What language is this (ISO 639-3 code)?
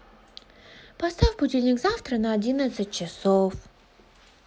rus